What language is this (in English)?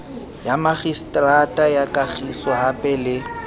Southern Sotho